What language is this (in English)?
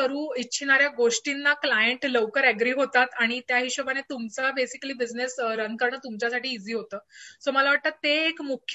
Marathi